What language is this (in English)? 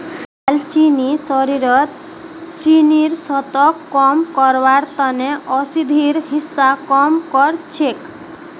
Magahi